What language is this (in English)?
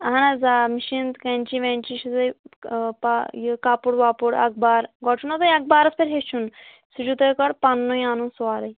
Kashmiri